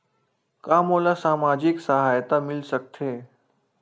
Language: Chhattisgarhi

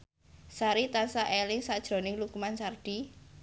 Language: Javanese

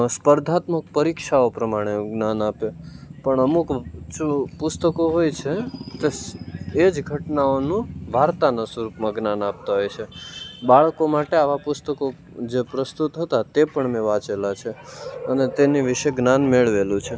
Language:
Gujarati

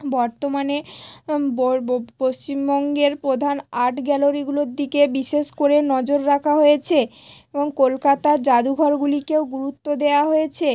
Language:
Bangla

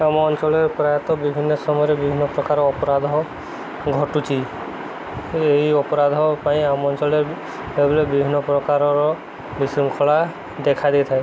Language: Odia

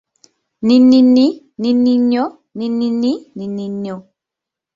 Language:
Ganda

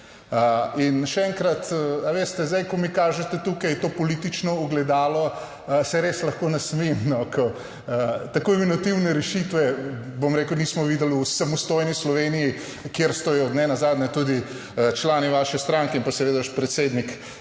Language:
Slovenian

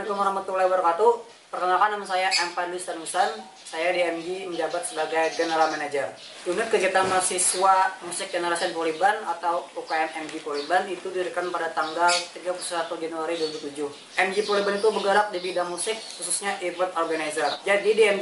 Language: Indonesian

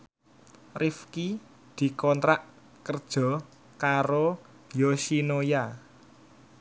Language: Javanese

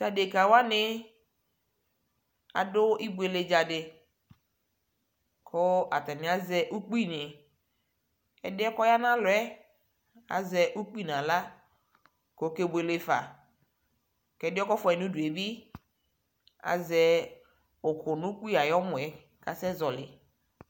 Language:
Ikposo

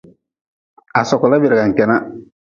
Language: Nawdm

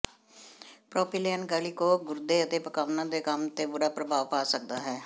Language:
Punjabi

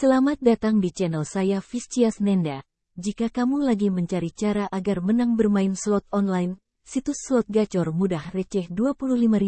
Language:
Indonesian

